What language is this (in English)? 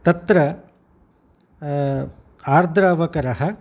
Sanskrit